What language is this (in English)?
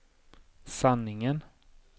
Swedish